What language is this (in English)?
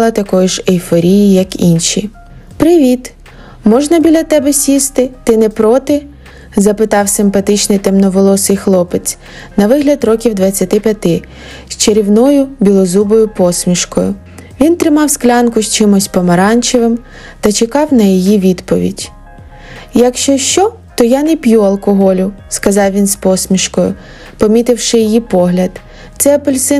Ukrainian